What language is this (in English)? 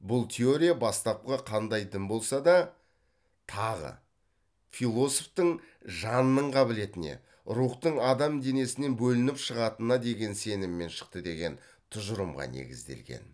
Kazakh